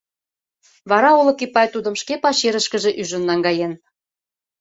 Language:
Mari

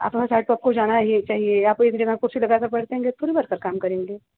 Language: Hindi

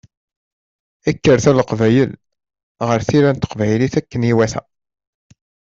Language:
Kabyle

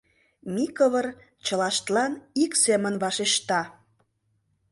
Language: Mari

